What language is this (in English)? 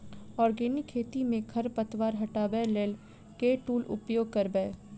Maithili